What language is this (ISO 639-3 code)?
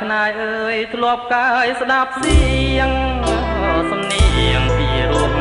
tha